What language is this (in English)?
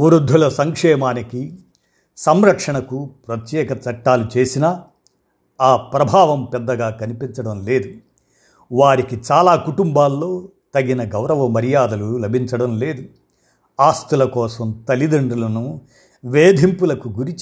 Telugu